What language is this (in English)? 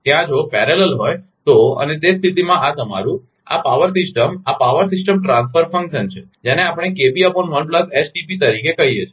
Gujarati